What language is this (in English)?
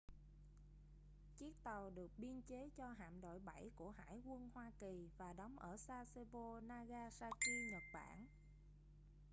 Vietnamese